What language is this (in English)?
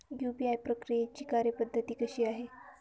Marathi